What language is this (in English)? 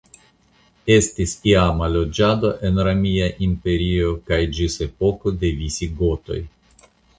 Esperanto